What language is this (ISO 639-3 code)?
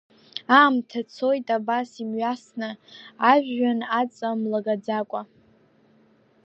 abk